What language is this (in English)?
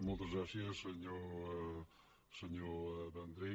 Catalan